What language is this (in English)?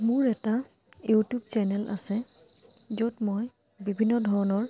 Assamese